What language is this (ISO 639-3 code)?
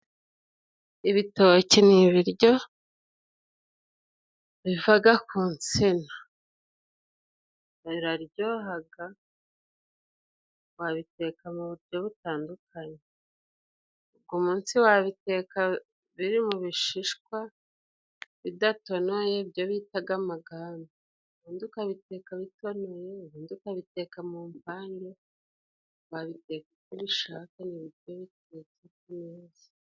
kin